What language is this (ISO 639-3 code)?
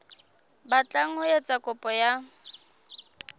sot